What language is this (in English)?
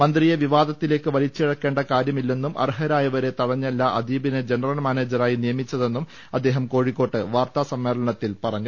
Malayalam